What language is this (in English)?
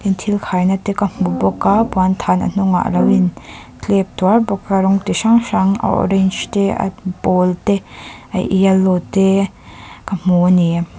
Mizo